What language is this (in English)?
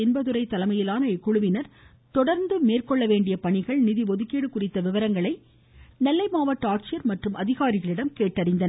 Tamil